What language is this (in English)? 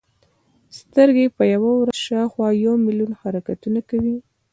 Pashto